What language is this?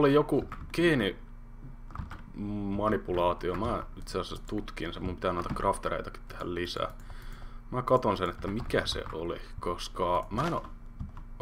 Finnish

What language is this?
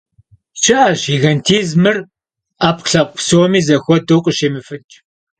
Kabardian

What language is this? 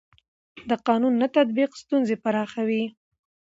Pashto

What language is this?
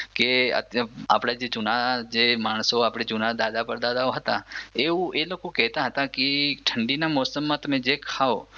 Gujarati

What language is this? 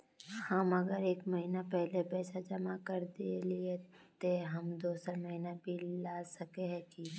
Magahi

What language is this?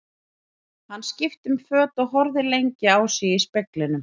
Icelandic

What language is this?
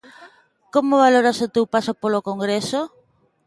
Galician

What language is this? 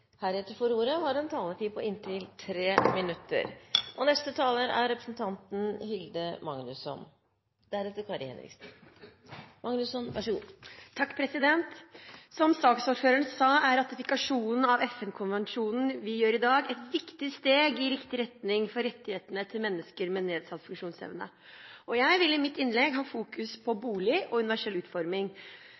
Norwegian Bokmål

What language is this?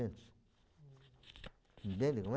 Portuguese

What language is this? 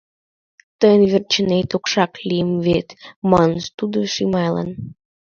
Mari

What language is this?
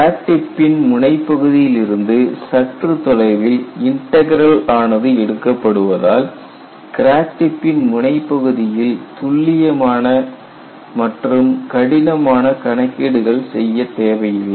Tamil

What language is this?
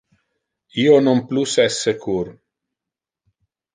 Interlingua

